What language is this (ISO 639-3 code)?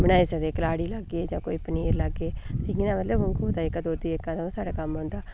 doi